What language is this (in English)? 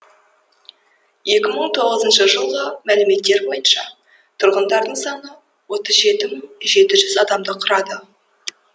Kazakh